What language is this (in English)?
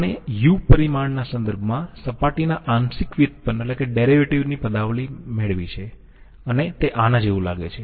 Gujarati